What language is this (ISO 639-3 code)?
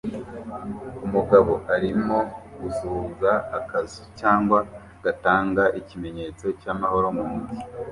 kin